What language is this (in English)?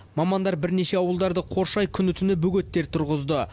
Kazakh